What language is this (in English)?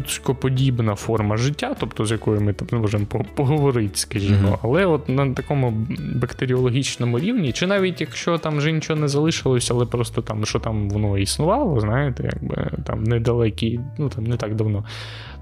Ukrainian